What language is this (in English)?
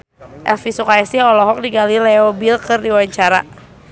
Sundanese